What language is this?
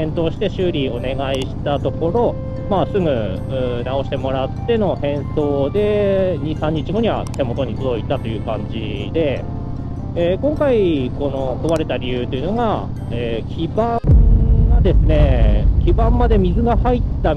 Japanese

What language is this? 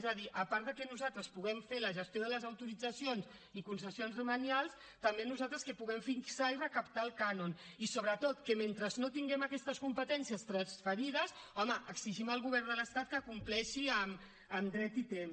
Catalan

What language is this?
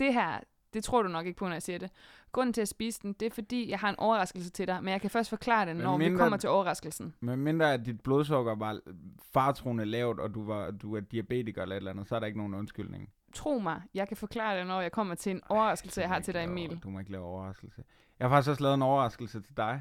Danish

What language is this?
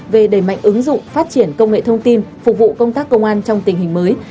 Vietnamese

